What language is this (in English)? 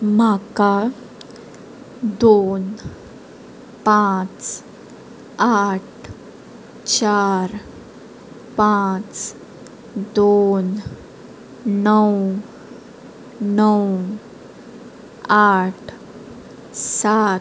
Konkani